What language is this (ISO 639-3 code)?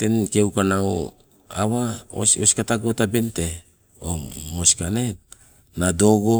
nco